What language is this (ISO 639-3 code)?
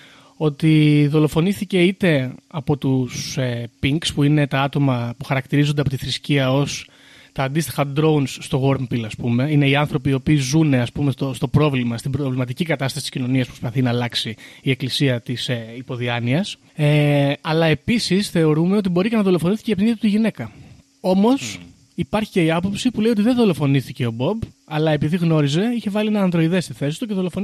ell